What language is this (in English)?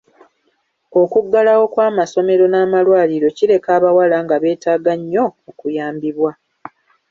Ganda